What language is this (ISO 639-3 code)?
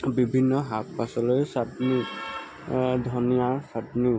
asm